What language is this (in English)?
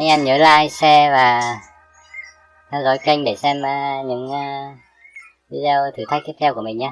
Vietnamese